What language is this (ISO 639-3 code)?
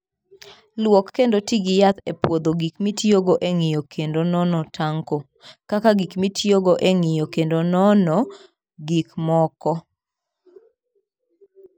luo